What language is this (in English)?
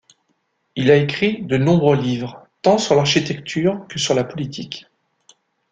French